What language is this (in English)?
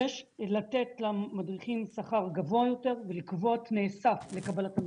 Hebrew